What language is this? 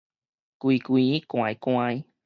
Min Nan Chinese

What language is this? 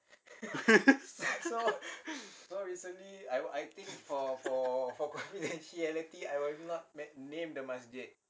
English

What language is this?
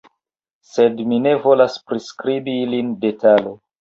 Esperanto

